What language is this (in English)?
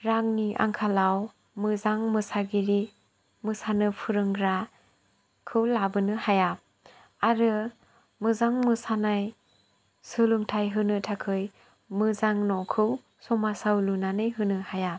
Bodo